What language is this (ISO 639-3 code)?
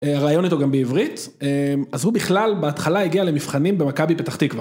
heb